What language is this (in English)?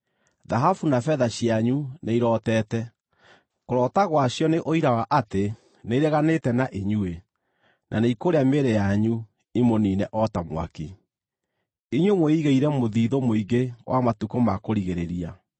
Kikuyu